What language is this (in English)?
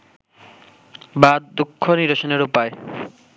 Bangla